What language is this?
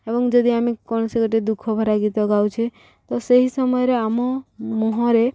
Odia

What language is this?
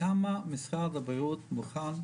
Hebrew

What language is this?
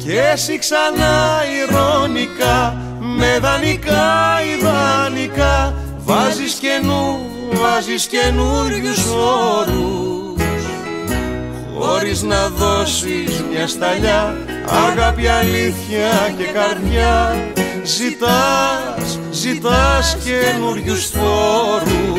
Greek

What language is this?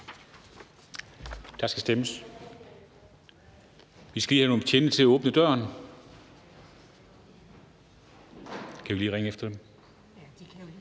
Danish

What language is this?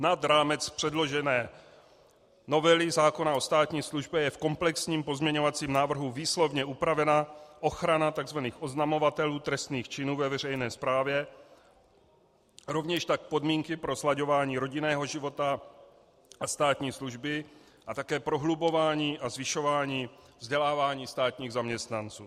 Czech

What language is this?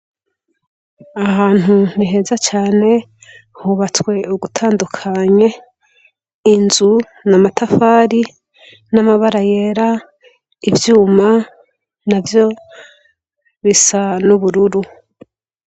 Rundi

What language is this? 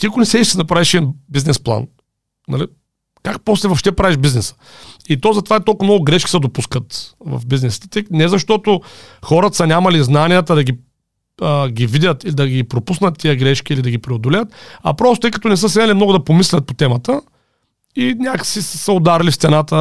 Bulgarian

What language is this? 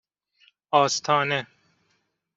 Persian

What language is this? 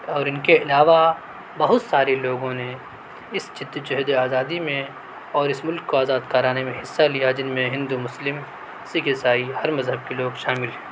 Urdu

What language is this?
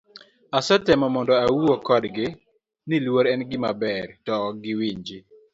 Luo (Kenya and Tanzania)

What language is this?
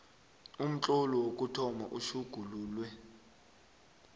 South Ndebele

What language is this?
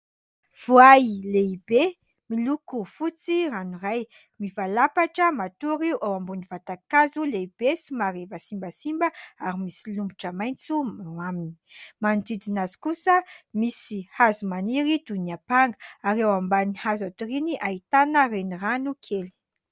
Malagasy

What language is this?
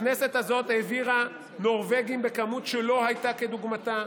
Hebrew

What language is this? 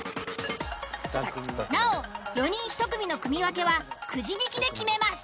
Japanese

